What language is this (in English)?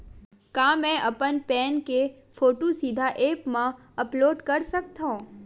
Chhattisgarhi